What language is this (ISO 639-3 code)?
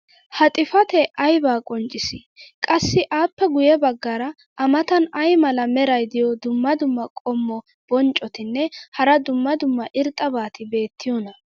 wal